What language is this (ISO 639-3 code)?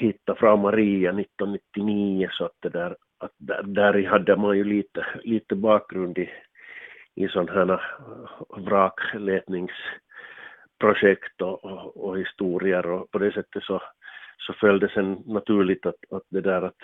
swe